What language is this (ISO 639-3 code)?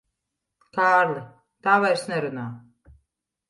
lav